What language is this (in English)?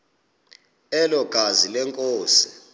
Xhosa